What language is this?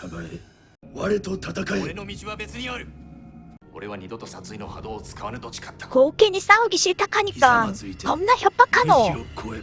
Korean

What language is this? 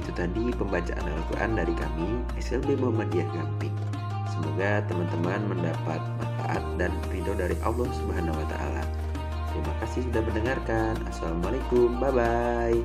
Indonesian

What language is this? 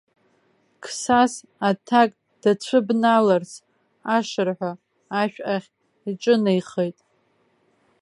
Abkhazian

